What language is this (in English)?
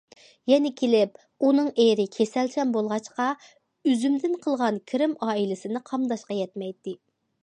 Uyghur